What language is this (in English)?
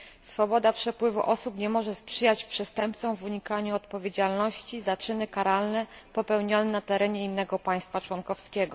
Polish